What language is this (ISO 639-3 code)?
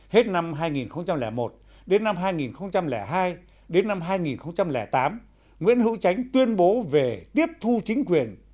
vie